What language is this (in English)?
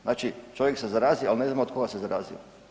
Croatian